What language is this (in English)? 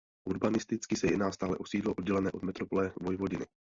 Czech